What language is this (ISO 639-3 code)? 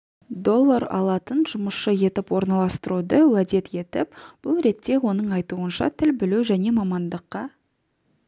kaz